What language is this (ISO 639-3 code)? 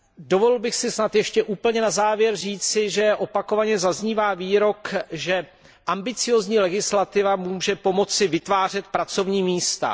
ces